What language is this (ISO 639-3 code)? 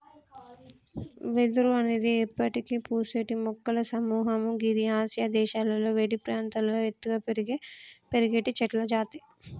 tel